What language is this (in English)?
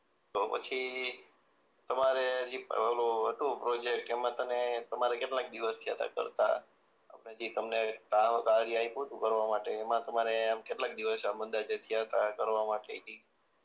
Gujarati